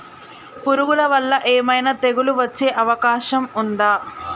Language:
Telugu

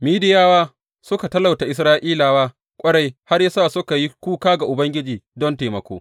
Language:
Hausa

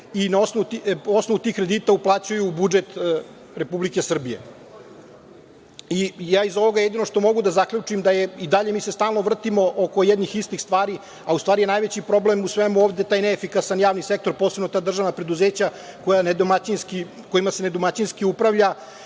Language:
Serbian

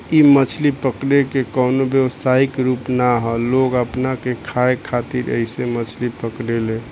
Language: Bhojpuri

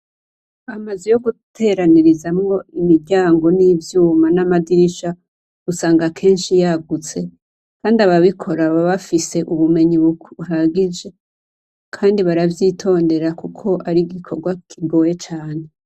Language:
Rundi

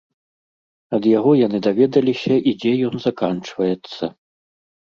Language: Belarusian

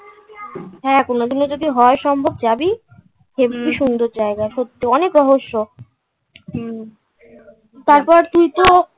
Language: Bangla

